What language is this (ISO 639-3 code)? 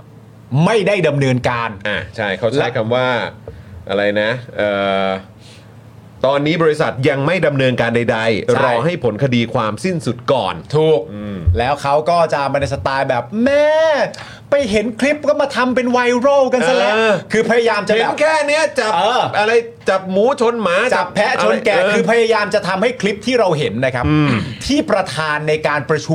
tha